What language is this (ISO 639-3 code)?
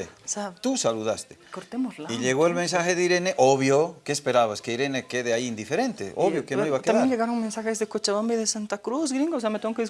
spa